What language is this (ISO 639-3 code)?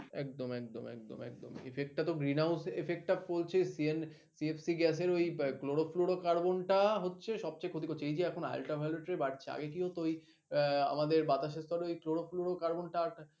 ben